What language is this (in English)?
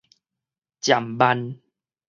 Min Nan Chinese